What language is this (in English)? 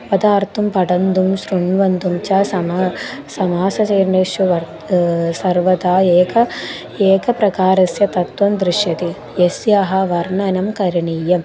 Sanskrit